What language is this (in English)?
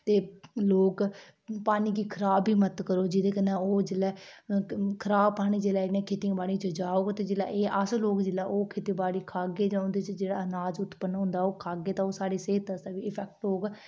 Dogri